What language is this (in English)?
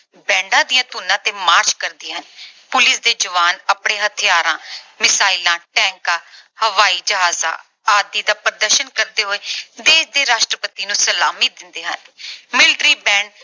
Punjabi